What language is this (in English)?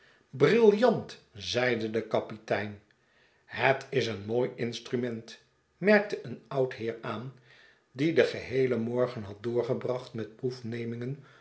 Dutch